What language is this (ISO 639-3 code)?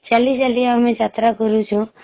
ori